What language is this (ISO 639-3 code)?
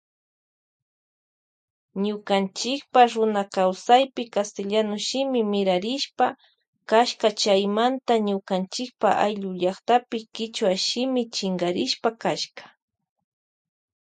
qvj